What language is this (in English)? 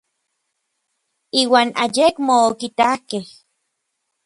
Orizaba Nahuatl